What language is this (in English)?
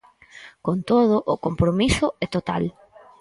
Galician